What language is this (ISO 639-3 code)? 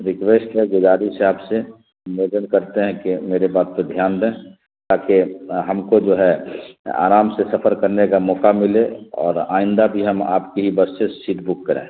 urd